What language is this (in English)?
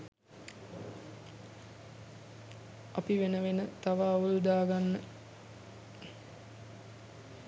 Sinhala